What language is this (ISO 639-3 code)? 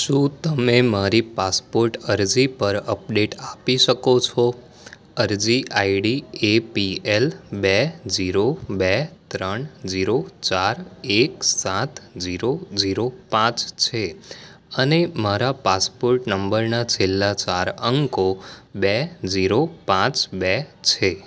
guj